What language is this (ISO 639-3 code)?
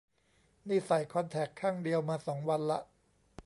tha